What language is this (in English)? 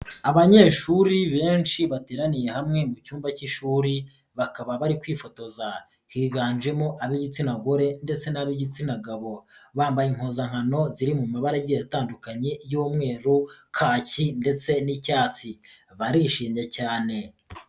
Kinyarwanda